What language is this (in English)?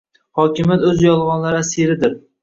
Uzbek